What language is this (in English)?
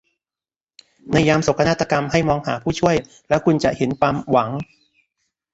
Thai